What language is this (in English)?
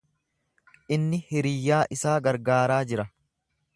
Oromo